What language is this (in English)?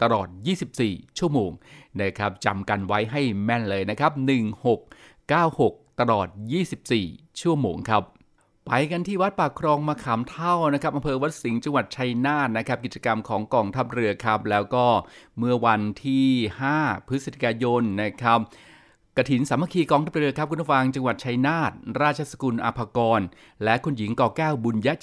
Thai